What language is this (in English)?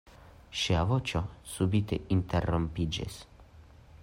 Esperanto